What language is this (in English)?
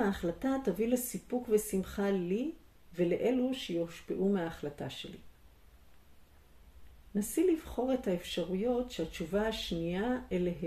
Hebrew